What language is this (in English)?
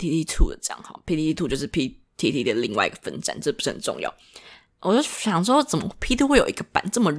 Chinese